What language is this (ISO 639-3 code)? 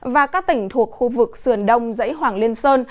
vie